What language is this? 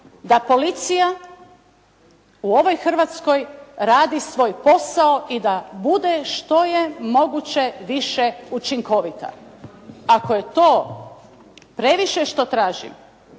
Croatian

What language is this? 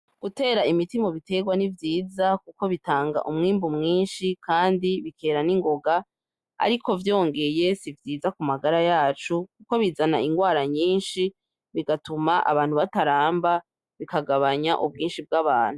Rundi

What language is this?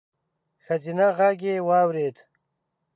Pashto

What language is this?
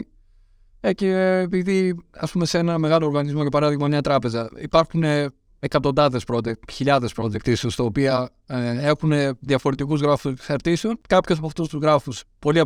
Greek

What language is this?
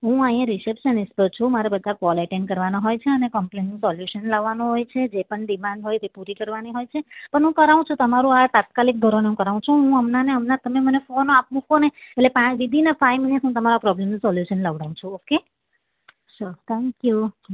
Gujarati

